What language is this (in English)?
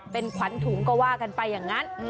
Thai